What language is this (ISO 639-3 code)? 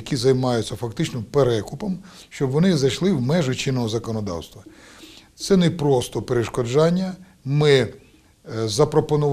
ukr